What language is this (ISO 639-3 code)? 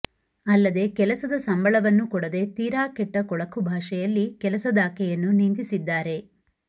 kan